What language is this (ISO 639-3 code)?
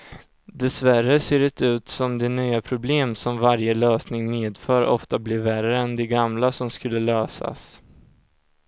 swe